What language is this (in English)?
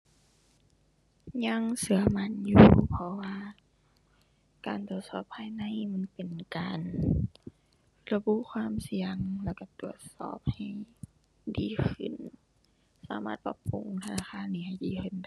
Thai